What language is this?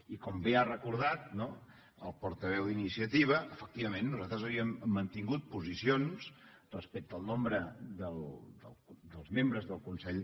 Catalan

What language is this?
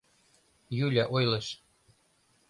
Mari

